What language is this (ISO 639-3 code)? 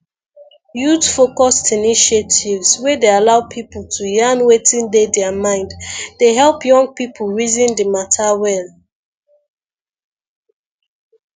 pcm